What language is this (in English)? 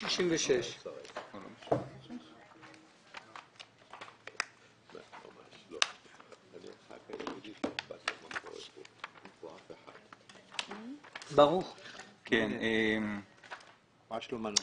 Hebrew